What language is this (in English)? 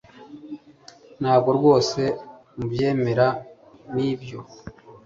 Kinyarwanda